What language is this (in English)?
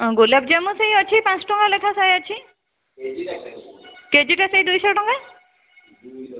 Odia